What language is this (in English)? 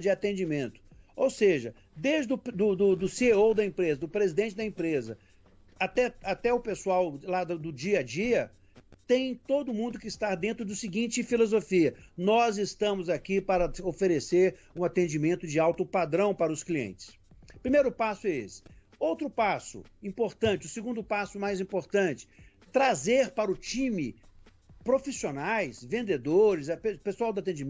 Portuguese